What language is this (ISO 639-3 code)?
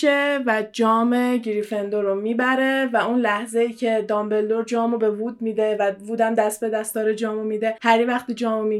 fas